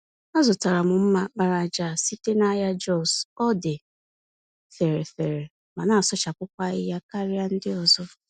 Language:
Igbo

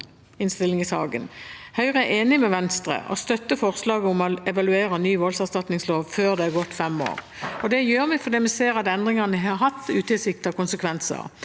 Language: Norwegian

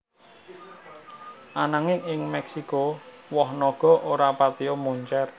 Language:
Javanese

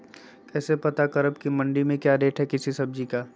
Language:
Magahi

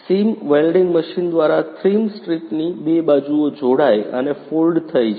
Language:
Gujarati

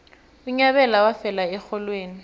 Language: South Ndebele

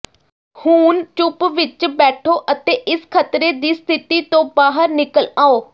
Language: Punjabi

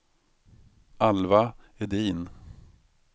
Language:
Swedish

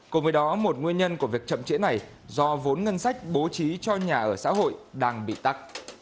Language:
Vietnamese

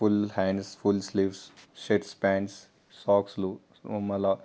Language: Telugu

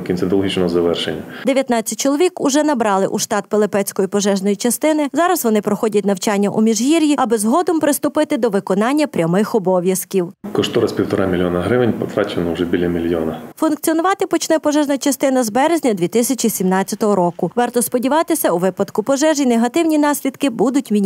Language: Ukrainian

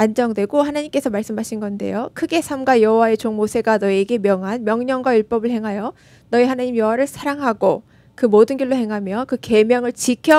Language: Korean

